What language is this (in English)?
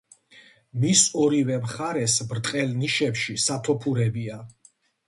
Georgian